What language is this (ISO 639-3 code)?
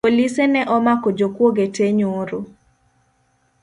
luo